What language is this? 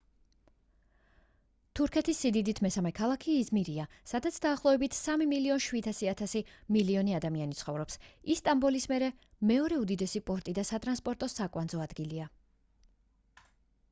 Georgian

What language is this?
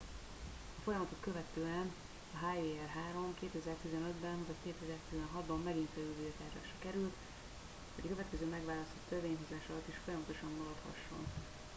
Hungarian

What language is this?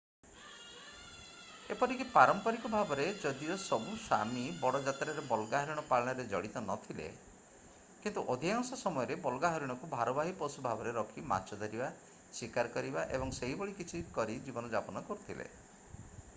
Odia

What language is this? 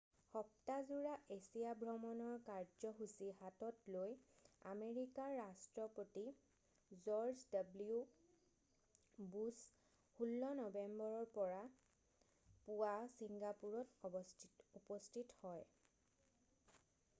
Assamese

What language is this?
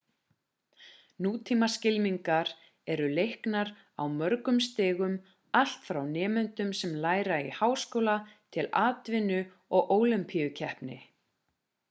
Icelandic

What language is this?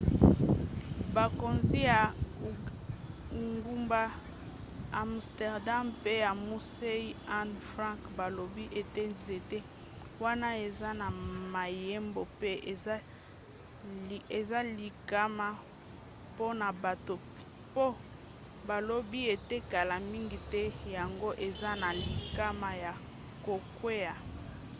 Lingala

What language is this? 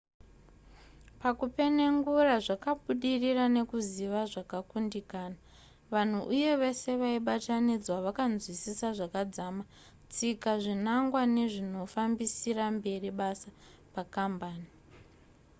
Shona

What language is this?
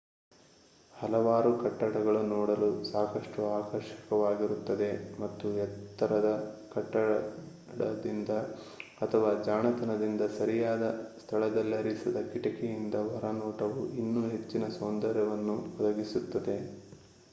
Kannada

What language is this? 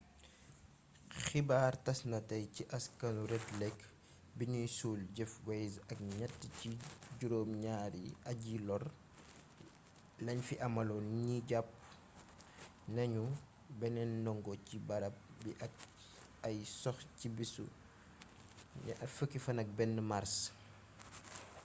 Wolof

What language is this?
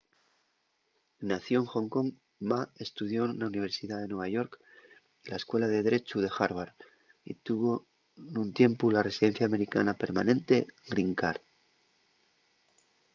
Asturian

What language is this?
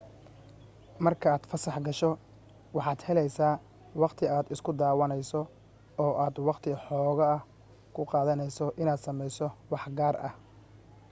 Somali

